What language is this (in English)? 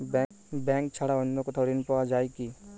Bangla